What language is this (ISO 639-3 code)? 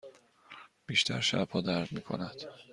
fas